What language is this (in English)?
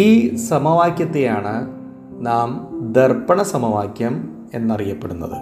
Malayalam